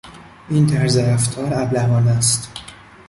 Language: Persian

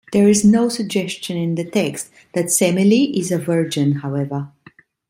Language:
English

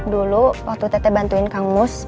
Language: Indonesian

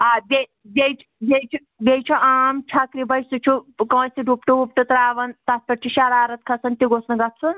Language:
Kashmiri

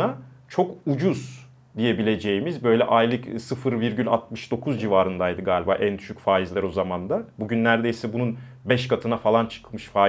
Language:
Turkish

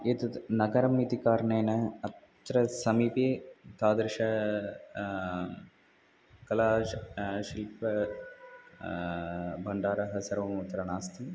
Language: Sanskrit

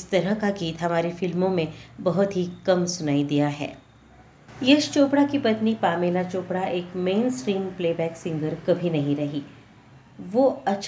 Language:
Hindi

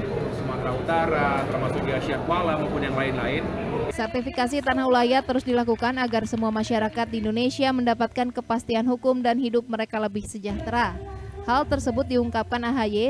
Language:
Indonesian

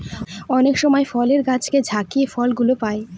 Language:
Bangla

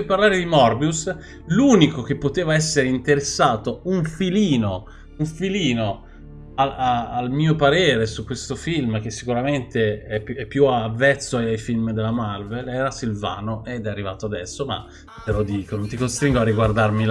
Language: Italian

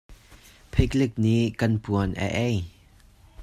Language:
Hakha Chin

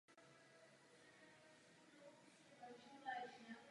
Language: Czech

